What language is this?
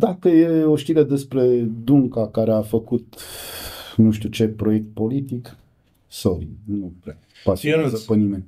Romanian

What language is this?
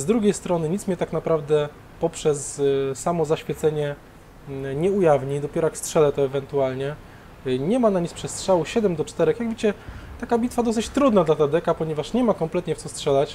Polish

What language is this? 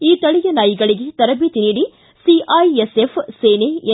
Kannada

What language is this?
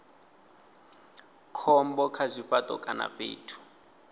Venda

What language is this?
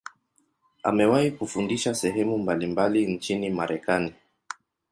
Swahili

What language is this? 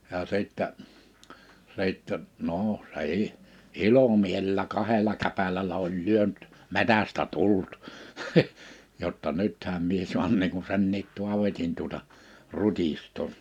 Finnish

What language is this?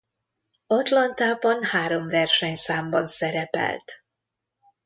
Hungarian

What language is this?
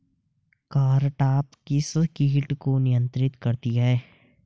Hindi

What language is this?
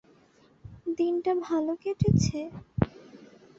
Bangla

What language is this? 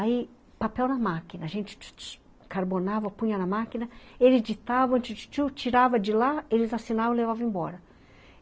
Portuguese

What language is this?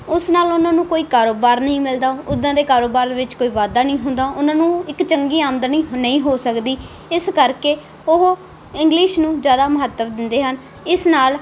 Punjabi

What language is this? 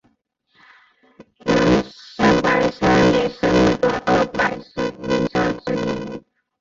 Chinese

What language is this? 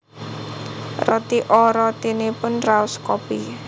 Javanese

